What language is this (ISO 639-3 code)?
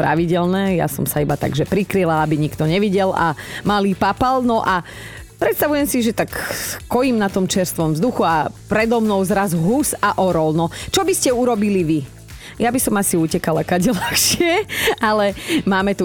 slk